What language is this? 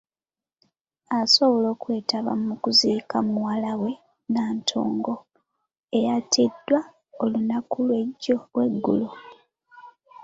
Ganda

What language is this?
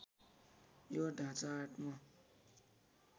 Nepali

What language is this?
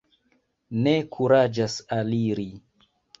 Esperanto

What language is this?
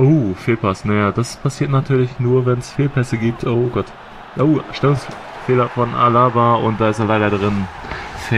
German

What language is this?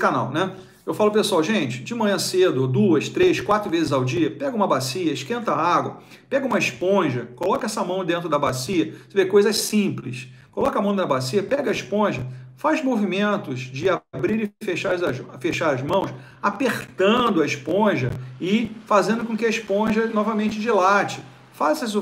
Portuguese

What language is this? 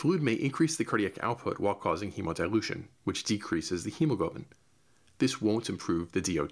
English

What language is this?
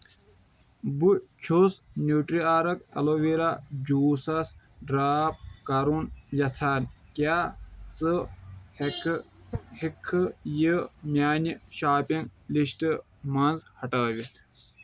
Kashmiri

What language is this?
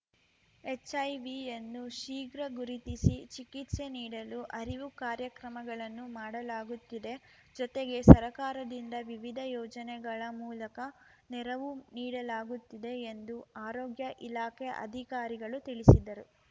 Kannada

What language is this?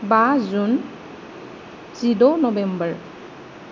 Bodo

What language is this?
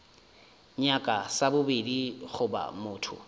Northern Sotho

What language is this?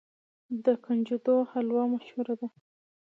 Pashto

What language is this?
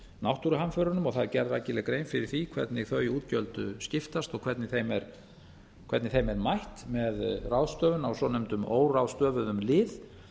Icelandic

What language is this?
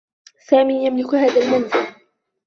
Arabic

